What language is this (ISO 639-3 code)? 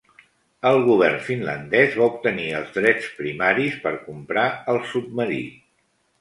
cat